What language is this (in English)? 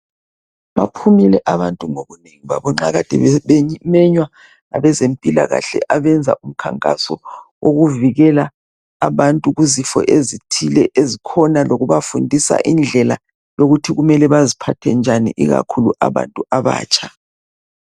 North Ndebele